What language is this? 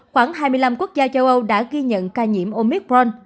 Vietnamese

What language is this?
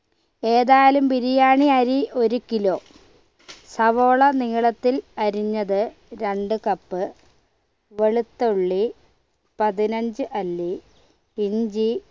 Malayalam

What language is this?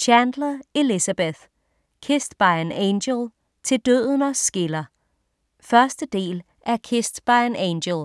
Danish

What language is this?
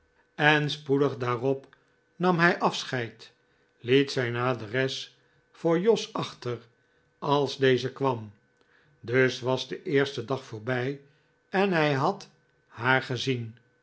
Dutch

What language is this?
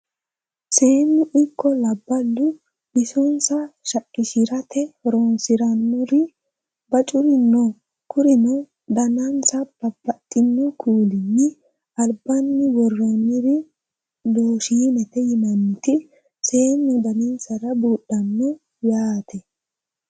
Sidamo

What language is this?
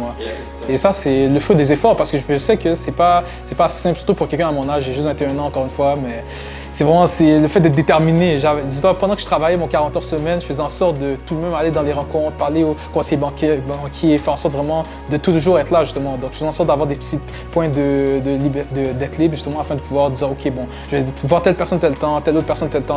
French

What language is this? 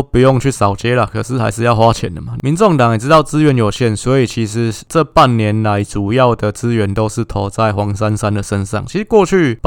Chinese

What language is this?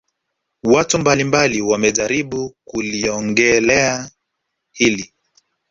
Swahili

